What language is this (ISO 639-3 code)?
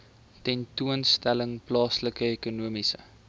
afr